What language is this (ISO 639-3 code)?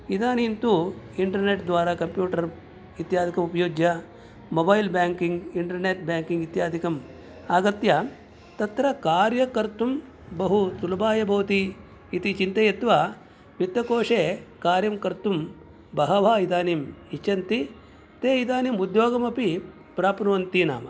san